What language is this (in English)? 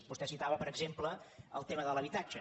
Catalan